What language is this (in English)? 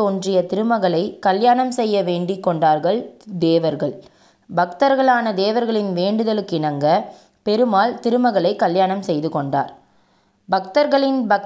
Tamil